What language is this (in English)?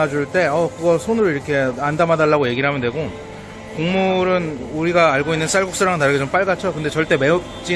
Korean